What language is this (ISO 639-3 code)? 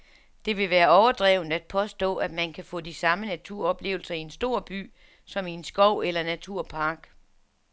dan